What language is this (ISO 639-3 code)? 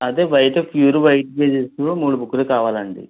tel